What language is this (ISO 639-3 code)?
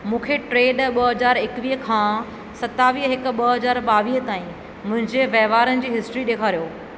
snd